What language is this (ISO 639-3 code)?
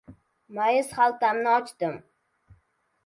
uzb